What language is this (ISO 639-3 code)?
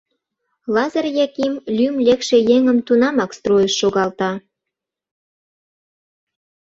chm